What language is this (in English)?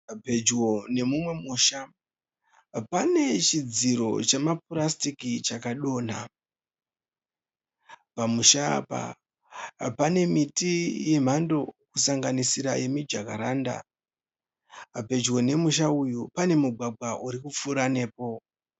Shona